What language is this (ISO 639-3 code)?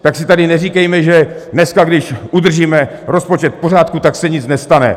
ces